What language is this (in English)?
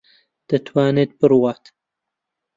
Central Kurdish